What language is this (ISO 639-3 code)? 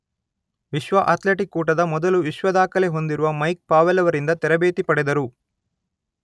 kan